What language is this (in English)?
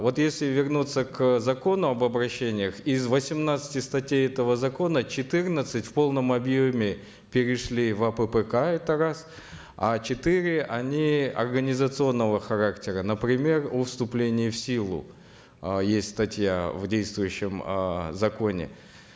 Kazakh